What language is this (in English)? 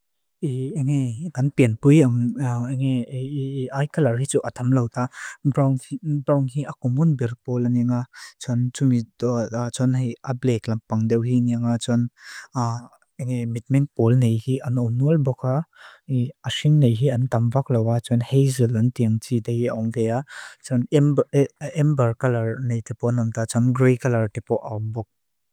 Mizo